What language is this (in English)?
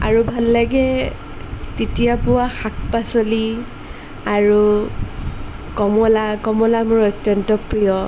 Assamese